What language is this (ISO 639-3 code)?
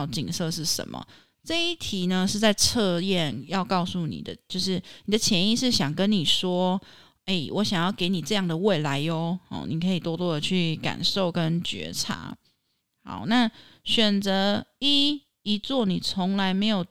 zho